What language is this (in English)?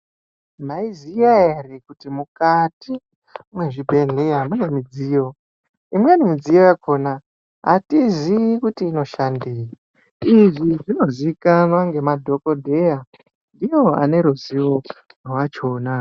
Ndau